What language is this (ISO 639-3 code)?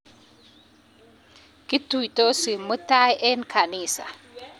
kln